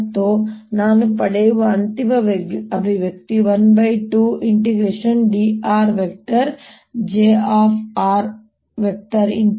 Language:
Kannada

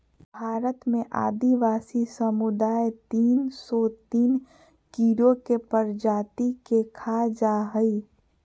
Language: Magahi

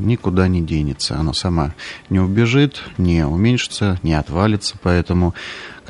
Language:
Russian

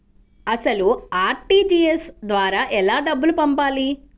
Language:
Telugu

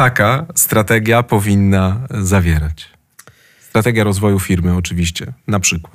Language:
Polish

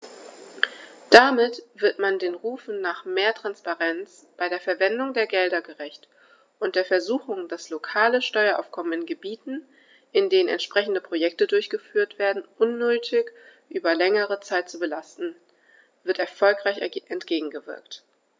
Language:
German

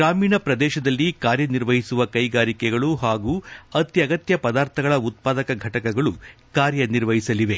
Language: Kannada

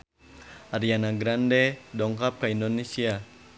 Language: Sundanese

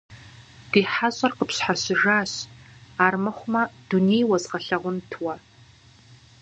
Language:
Kabardian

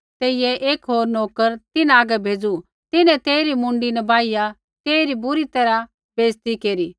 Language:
Kullu Pahari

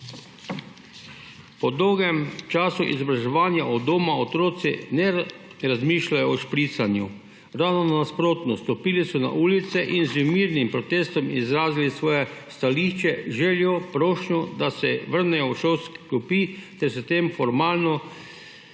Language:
Slovenian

